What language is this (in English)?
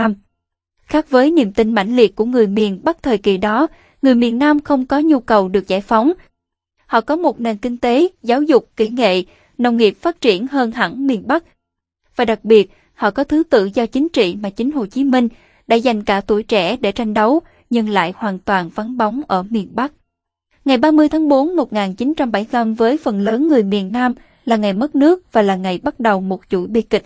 Vietnamese